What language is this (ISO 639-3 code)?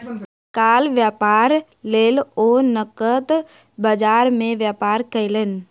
mai